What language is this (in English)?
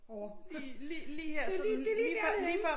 Danish